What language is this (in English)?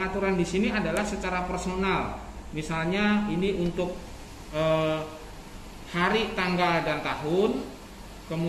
Indonesian